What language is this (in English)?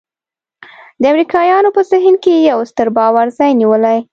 Pashto